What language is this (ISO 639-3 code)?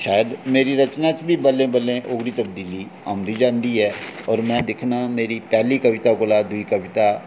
doi